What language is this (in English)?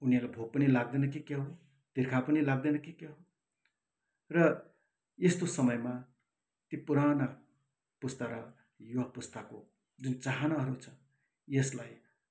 Nepali